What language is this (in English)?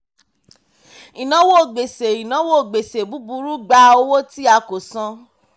Yoruba